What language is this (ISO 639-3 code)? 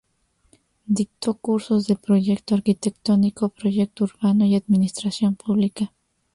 spa